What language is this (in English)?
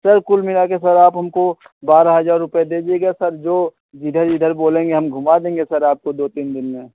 Hindi